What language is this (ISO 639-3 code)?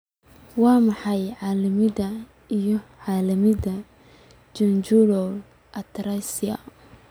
som